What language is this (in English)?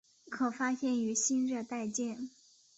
Chinese